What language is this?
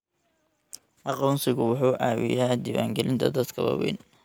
Somali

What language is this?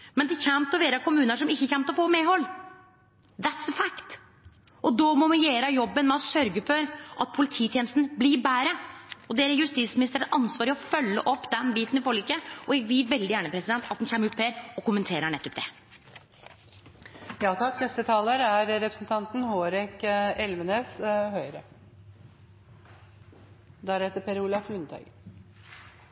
Norwegian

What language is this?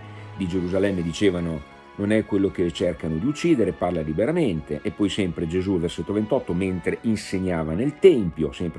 Italian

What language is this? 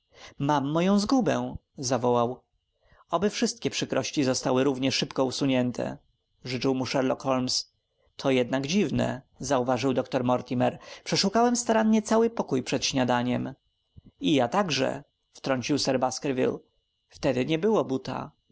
Polish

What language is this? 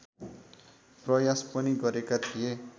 Nepali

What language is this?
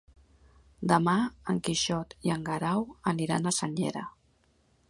Catalan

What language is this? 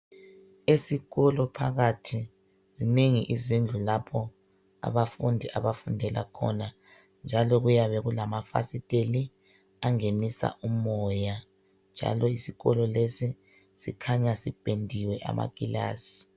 North Ndebele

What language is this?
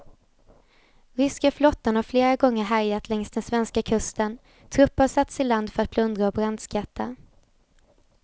Swedish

